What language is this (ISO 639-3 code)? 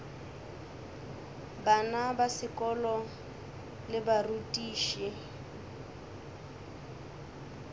nso